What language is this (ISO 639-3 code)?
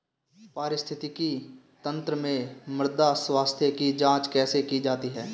hin